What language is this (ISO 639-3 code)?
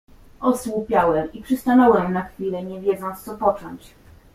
pol